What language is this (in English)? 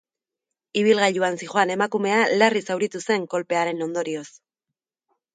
Basque